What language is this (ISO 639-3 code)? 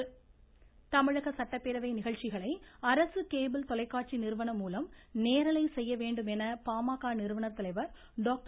tam